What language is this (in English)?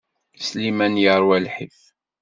Kabyle